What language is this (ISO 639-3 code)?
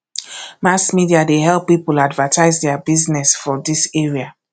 pcm